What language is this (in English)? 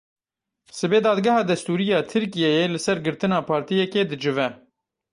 Kurdish